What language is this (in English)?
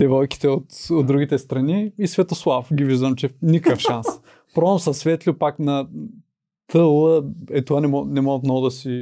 Bulgarian